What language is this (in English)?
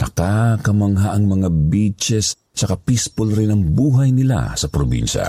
Filipino